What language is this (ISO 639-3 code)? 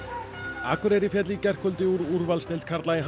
isl